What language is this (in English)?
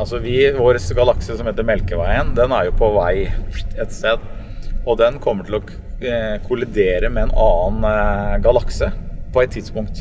Norwegian